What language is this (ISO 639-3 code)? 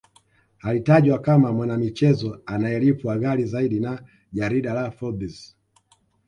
swa